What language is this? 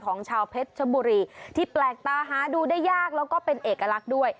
Thai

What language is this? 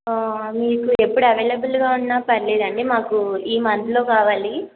Telugu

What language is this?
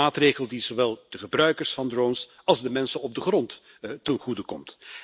Dutch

